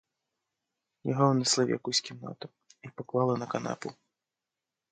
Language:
Ukrainian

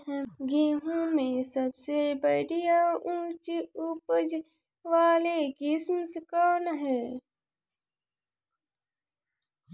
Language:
Bhojpuri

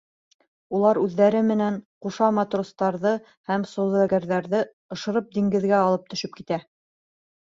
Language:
Bashkir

